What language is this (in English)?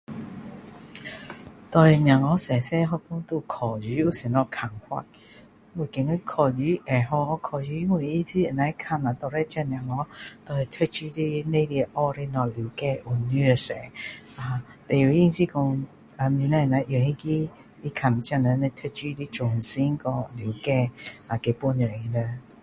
Min Dong Chinese